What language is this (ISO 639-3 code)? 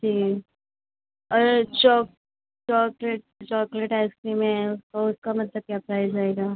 hin